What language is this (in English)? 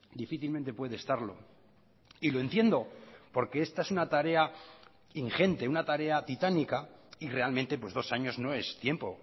Spanish